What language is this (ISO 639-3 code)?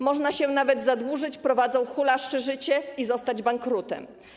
pol